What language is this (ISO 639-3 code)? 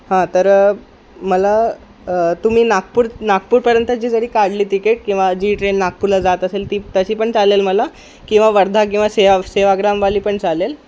mar